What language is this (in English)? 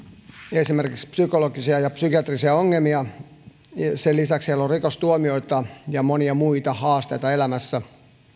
Finnish